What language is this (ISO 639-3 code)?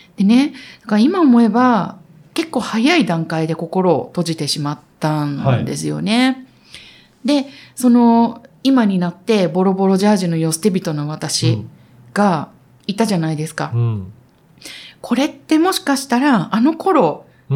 jpn